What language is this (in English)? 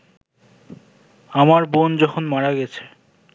Bangla